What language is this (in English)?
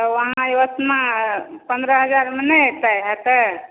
Maithili